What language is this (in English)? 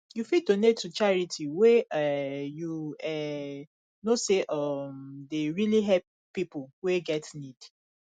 Nigerian Pidgin